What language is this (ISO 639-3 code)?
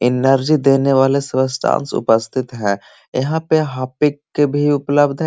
mag